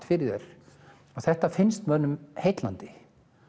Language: Icelandic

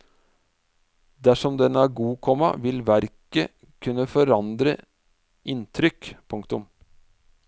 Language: Norwegian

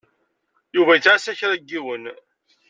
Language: Kabyle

